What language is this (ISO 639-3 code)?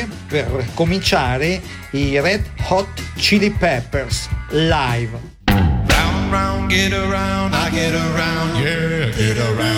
ita